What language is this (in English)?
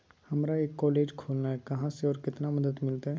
Magahi